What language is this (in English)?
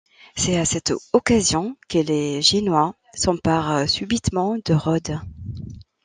French